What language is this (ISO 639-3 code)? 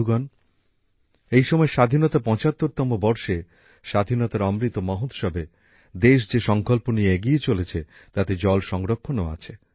ben